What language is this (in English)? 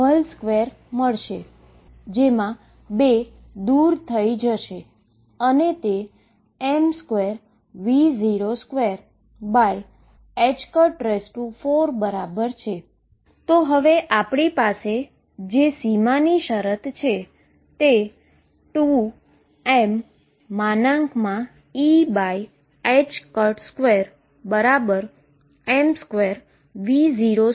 Gujarati